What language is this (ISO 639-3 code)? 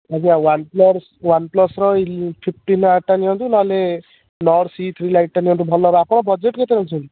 ori